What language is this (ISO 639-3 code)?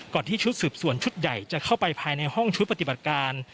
tha